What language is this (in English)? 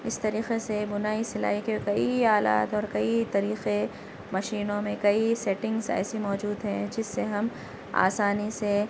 Urdu